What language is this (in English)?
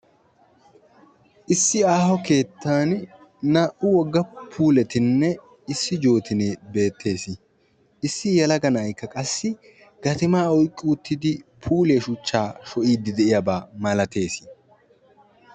Wolaytta